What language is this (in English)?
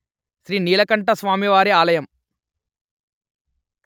Telugu